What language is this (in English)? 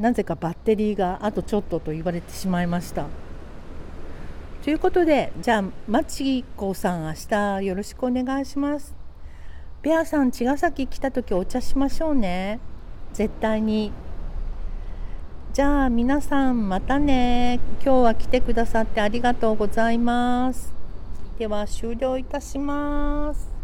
Japanese